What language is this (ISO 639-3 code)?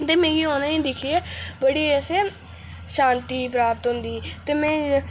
doi